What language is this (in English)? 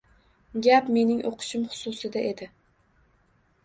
Uzbek